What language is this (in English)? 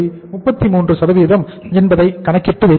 Tamil